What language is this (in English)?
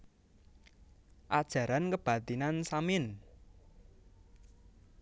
Javanese